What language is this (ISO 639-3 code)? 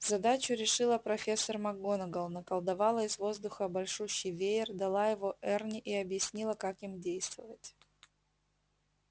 rus